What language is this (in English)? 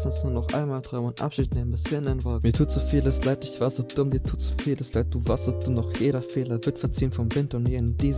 German